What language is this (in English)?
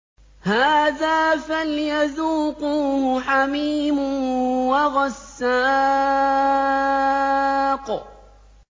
Arabic